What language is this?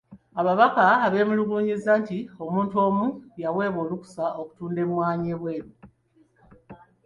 Ganda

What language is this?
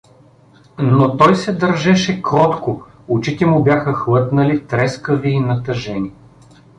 Bulgarian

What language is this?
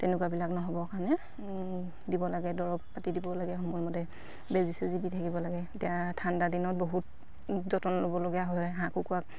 Assamese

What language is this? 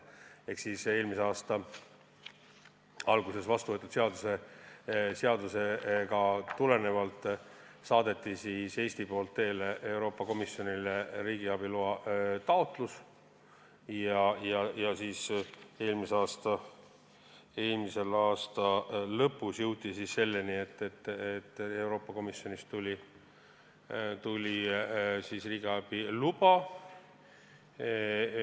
Estonian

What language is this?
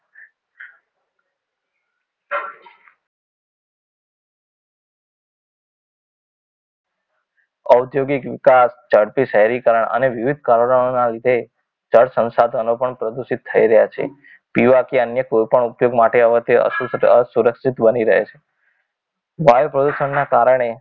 Gujarati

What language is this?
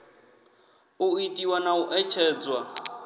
Venda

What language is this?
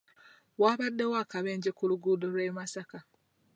Ganda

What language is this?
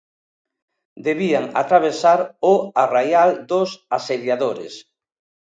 Galician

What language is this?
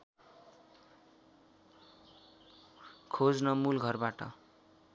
Nepali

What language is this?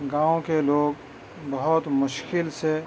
Urdu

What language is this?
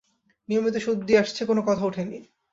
Bangla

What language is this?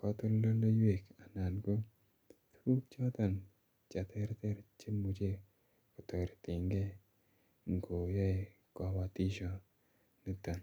Kalenjin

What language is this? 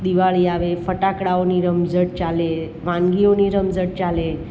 Gujarati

